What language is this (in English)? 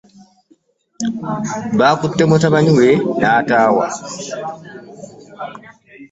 Ganda